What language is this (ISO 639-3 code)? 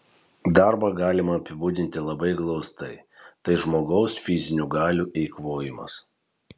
lit